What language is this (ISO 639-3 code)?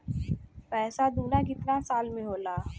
bho